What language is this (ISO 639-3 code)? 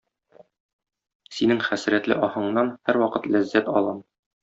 tat